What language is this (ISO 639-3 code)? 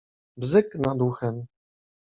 pol